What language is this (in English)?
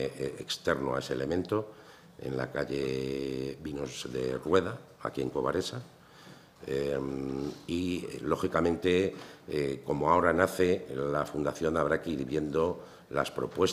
Spanish